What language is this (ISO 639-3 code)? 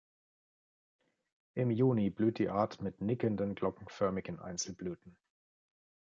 deu